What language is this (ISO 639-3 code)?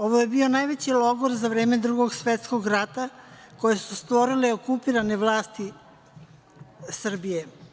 srp